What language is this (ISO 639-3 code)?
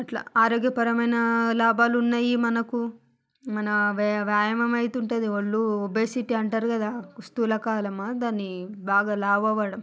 tel